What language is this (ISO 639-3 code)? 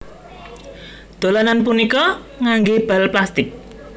jav